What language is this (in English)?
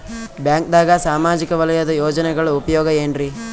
Kannada